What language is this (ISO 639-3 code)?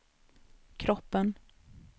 swe